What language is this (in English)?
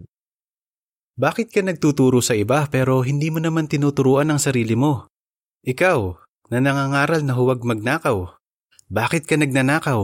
Filipino